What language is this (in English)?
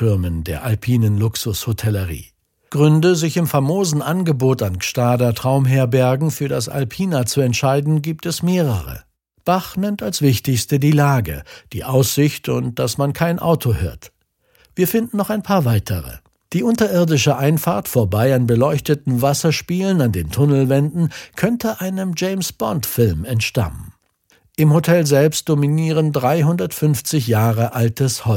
German